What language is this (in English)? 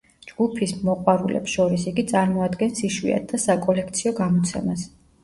Georgian